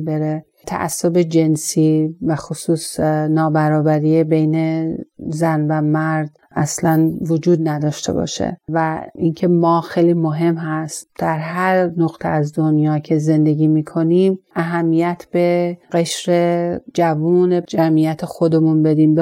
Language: Persian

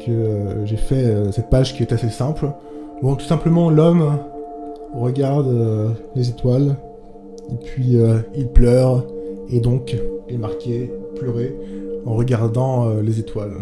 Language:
French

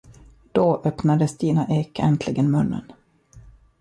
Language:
Swedish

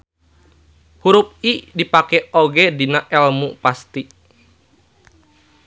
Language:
Sundanese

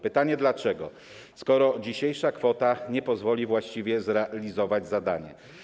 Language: Polish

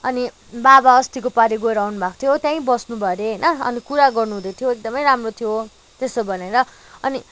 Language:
Nepali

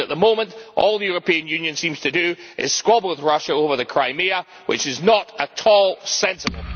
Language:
English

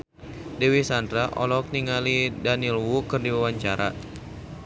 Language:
Sundanese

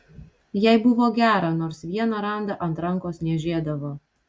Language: Lithuanian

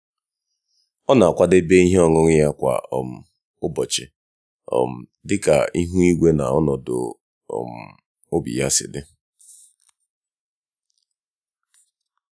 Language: Igbo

